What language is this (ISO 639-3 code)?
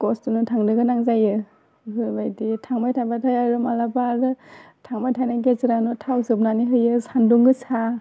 brx